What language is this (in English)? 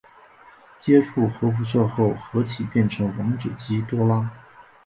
Chinese